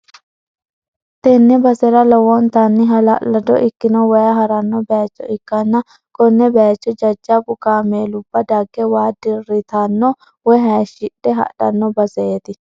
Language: Sidamo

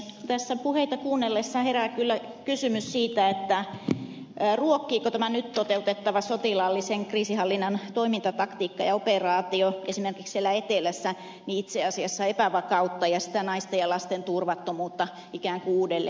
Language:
Finnish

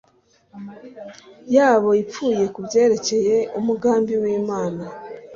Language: Kinyarwanda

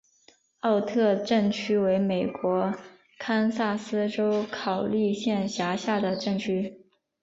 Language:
Chinese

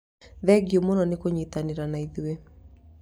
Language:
Kikuyu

